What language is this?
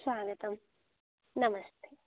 Sanskrit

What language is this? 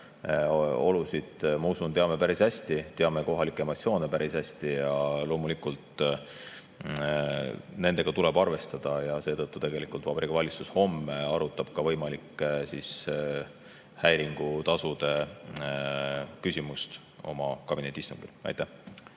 Estonian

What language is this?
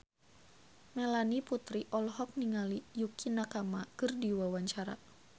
Sundanese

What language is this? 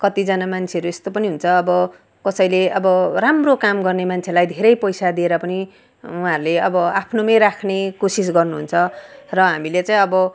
Nepali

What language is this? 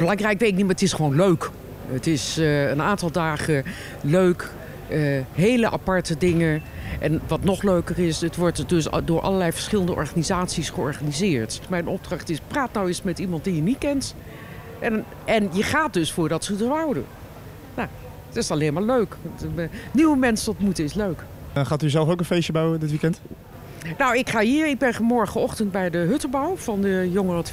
Dutch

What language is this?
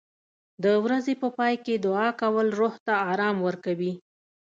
Pashto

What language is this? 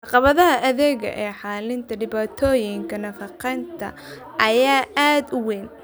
Somali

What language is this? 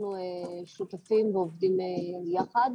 Hebrew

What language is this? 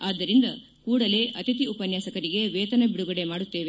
Kannada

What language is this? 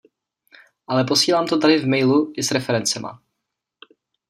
Czech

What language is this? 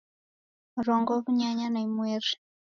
Taita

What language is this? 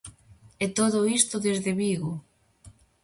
Galician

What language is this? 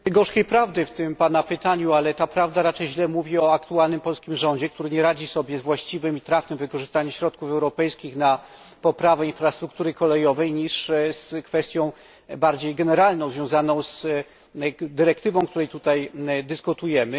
Polish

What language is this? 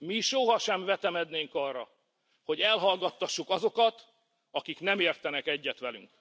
Hungarian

